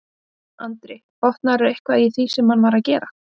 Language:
Icelandic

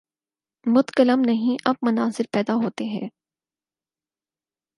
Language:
Urdu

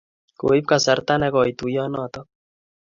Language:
Kalenjin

